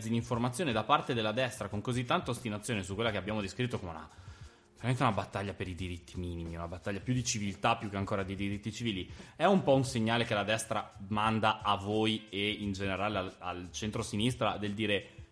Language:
Italian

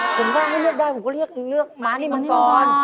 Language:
Thai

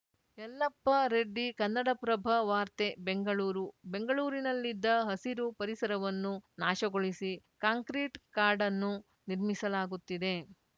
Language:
Kannada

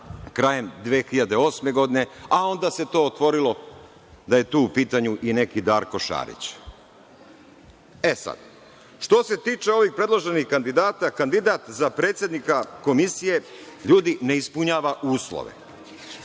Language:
Serbian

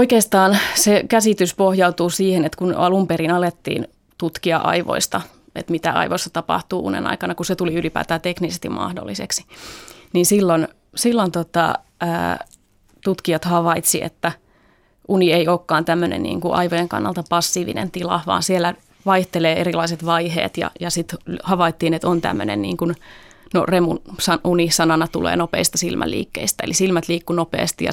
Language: Finnish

